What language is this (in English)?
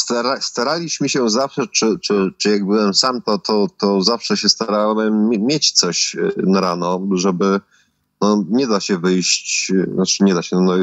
Polish